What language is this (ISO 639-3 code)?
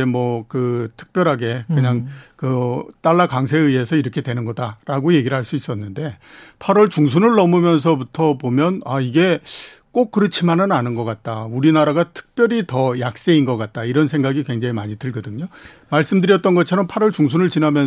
kor